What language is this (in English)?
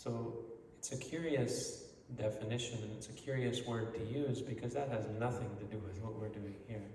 English